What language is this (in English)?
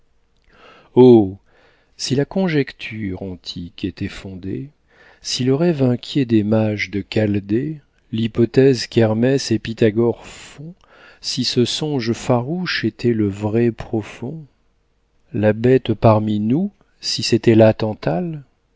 French